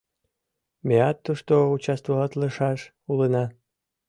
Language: Mari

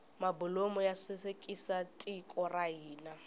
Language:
Tsonga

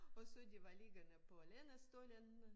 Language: Danish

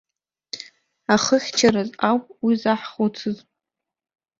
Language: Abkhazian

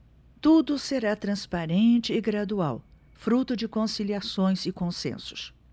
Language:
Portuguese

